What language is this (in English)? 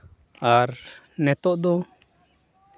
Santali